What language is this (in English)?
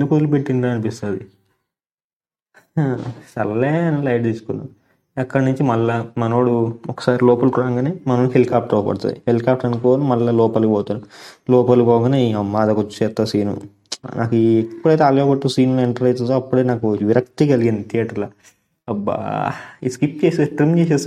Telugu